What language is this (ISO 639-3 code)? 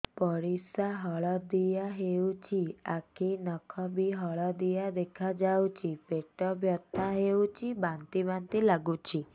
ori